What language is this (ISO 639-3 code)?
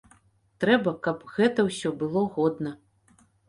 bel